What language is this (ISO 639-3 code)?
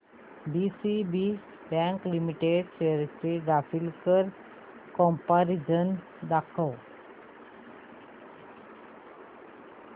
mar